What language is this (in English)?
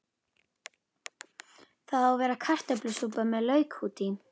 Icelandic